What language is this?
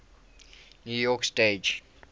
English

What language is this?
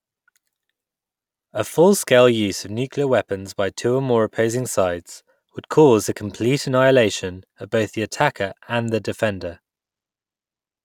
English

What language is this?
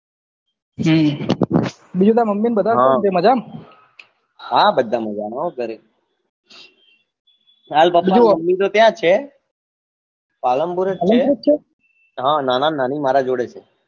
Gujarati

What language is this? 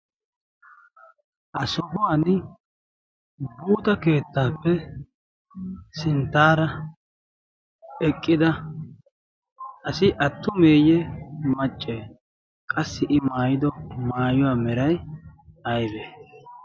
Wolaytta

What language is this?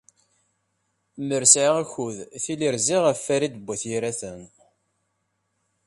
Kabyle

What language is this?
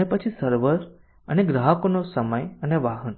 Gujarati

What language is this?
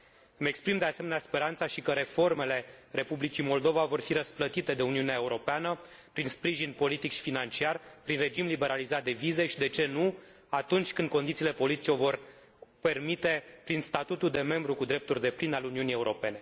Romanian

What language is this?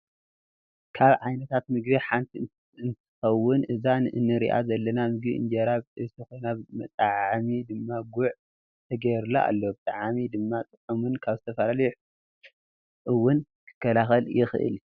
Tigrinya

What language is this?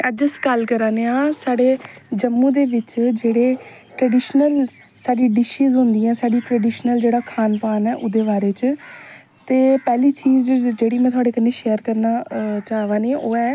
Dogri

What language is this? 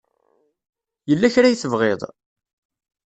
Kabyle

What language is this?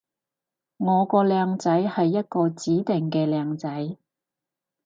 Cantonese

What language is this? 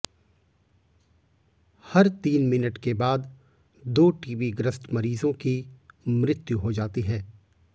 Hindi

